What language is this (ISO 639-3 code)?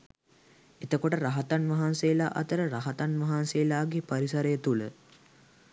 sin